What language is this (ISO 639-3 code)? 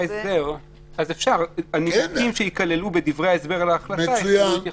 heb